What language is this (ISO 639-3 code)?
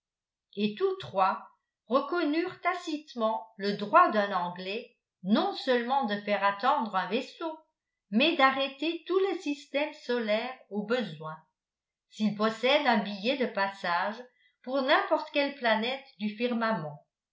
fra